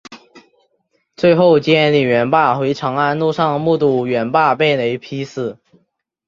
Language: Chinese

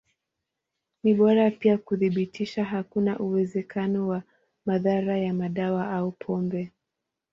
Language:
Swahili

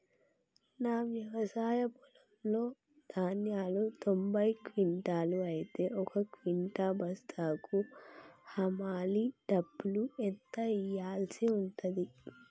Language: Telugu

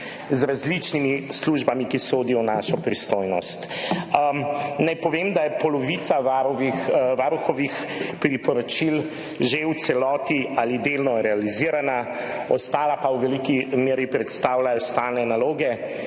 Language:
Slovenian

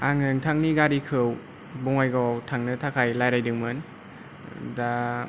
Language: Bodo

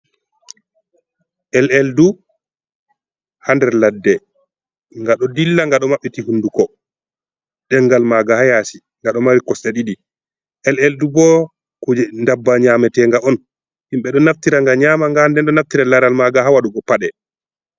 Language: Fula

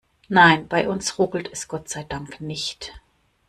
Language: German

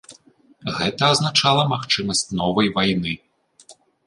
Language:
Belarusian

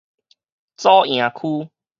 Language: Min Nan Chinese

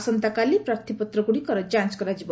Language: Odia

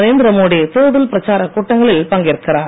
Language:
Tamil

